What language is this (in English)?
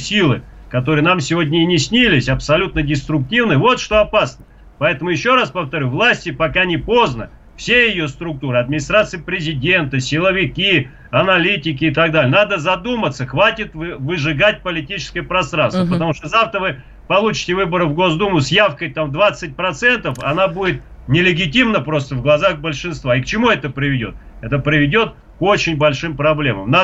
Russian